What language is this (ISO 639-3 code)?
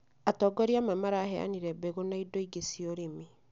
kik